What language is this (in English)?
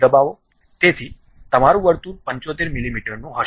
Gujarati